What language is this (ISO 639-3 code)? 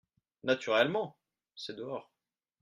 fra